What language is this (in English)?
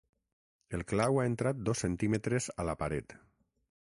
Catalan